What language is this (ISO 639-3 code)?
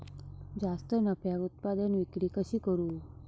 mar